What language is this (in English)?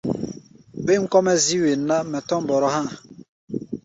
Gbaya